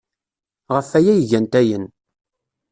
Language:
Kabyle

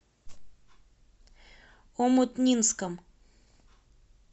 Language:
Russian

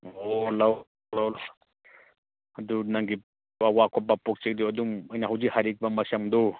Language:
Manipuri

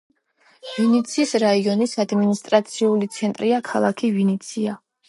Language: Georgian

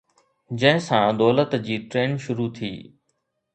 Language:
Sindhi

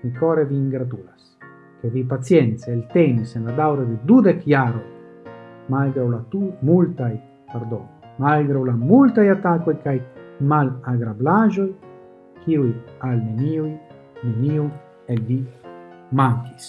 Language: Italian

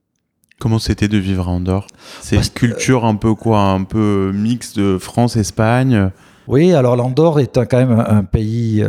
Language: French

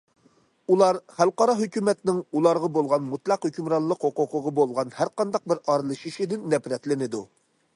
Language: Uyghur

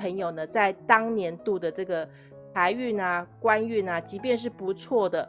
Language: Chinese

